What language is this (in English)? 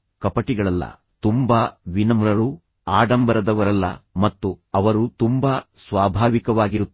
Kannada